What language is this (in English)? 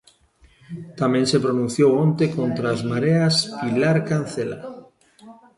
Galician